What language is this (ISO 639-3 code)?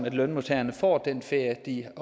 dan